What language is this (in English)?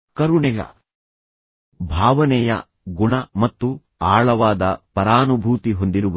Kannada